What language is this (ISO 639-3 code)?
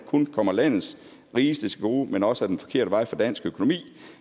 dan